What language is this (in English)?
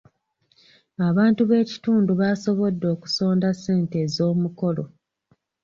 Ganda